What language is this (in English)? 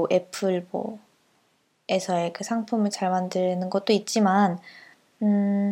Korean